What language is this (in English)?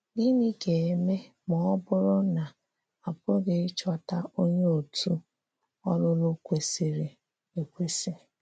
Igbo